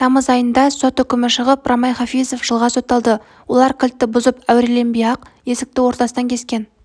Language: Kazakh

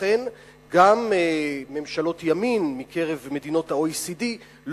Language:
Hebrew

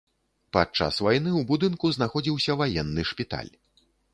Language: Belarusian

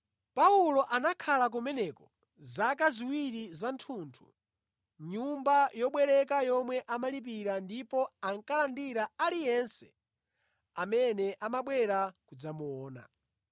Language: Nyanja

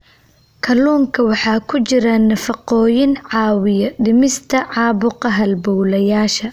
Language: Somali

